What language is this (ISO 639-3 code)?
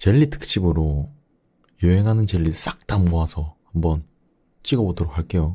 kor